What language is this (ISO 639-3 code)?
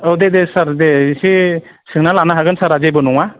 brx